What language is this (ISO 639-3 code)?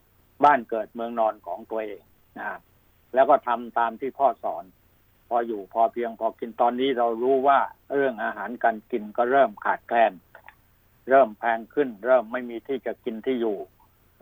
tha